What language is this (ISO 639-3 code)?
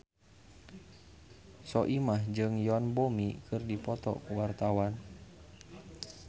sun